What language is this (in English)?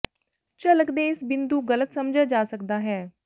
Punjabi